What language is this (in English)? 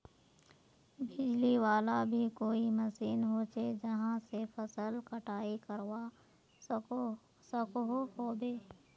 Magahi